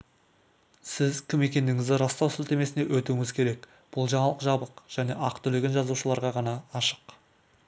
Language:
Kazakh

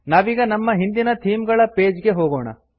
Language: Kannada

